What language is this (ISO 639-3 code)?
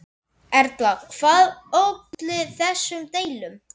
isl